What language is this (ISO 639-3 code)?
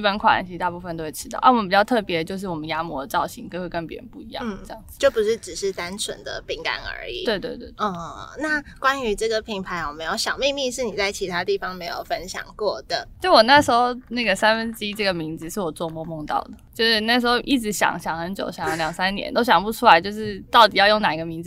zho